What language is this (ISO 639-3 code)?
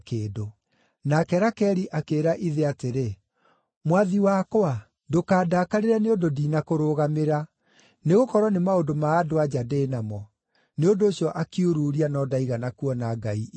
kik